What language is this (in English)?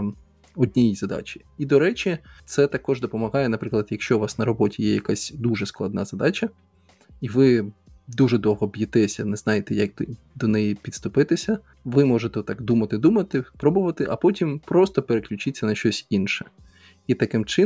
Ukrainian